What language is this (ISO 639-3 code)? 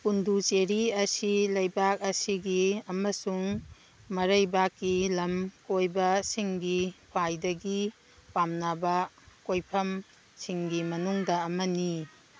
mni